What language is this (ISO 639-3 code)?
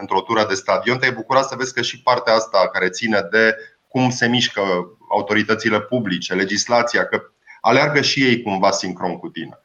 ron